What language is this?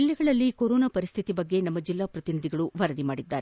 Kannada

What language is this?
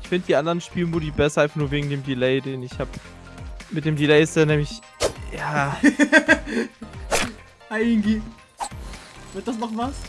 German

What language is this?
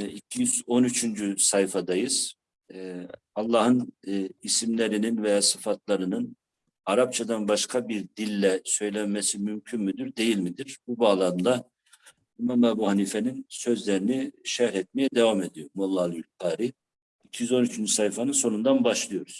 Turkish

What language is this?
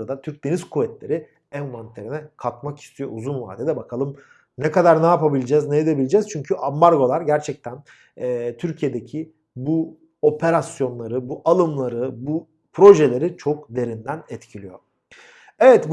Turkish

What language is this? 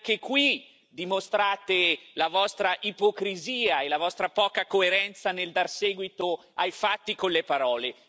Italian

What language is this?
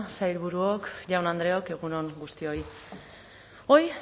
Basque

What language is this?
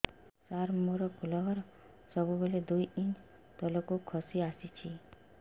Odia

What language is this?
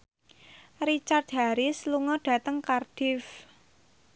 Javanese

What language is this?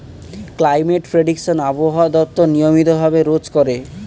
Bangla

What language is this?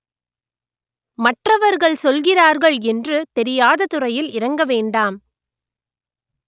Tamil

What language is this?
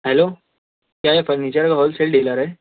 Urdu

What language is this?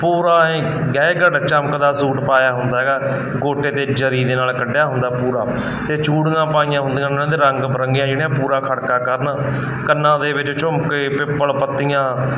Punjabi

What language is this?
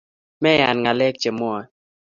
Kalenjin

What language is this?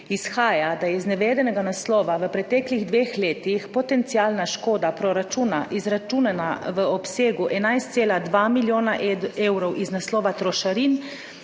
Slovenian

